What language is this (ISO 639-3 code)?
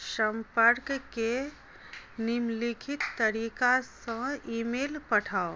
mai